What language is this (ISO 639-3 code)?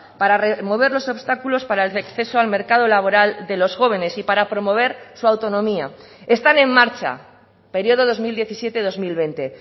spa